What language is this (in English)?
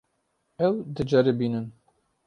Kurdish